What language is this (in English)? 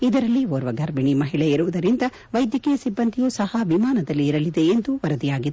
Kannada